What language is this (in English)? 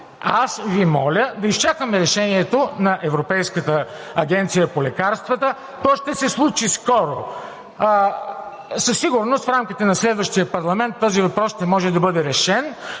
Bulgarian